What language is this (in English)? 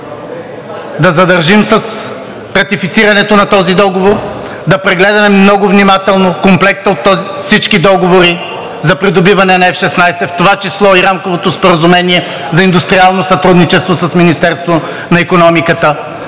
Bulgarian